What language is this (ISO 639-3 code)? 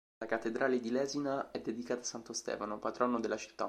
ita